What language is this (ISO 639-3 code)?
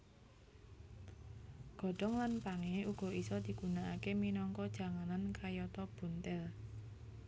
jav